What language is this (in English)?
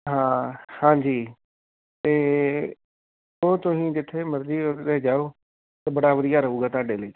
Punjabi